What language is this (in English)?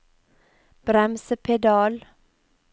Norwegian